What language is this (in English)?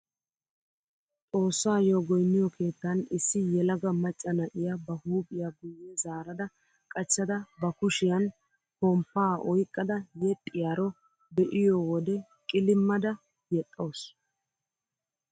Wolaytta